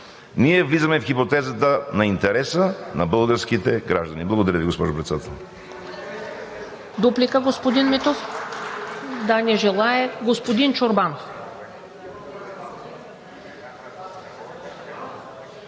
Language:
Bulgarian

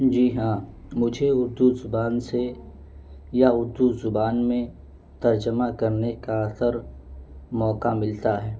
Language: Urdu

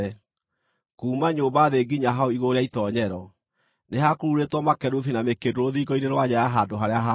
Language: Kikuyu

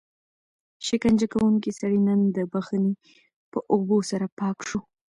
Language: Pashto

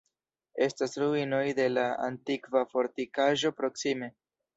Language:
Esperanto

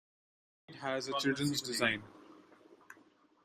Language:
English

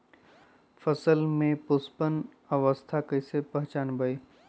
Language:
Magahi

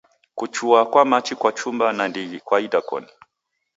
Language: Taita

